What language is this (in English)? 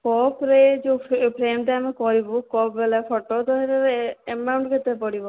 Odia